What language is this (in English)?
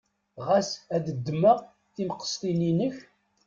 Kabyle